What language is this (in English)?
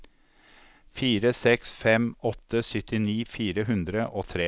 Norwegian